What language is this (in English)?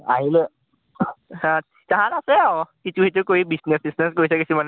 Assamese